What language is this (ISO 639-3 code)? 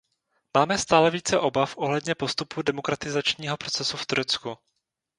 ces